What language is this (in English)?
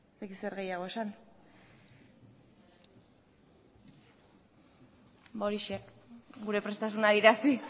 Basque